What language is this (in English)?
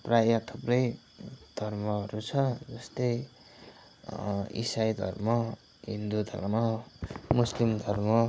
Nepali